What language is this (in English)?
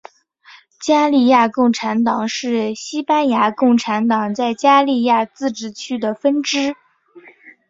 Chinese